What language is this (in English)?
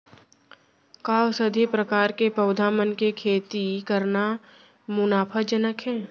Chhattisgarhi